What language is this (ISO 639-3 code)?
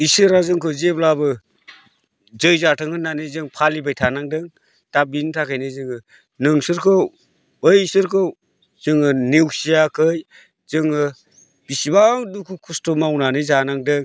brx